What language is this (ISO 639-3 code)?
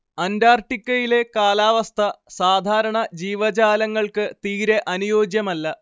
mal